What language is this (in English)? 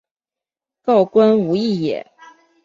Chinese